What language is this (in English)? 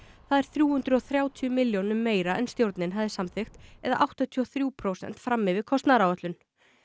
Icelandic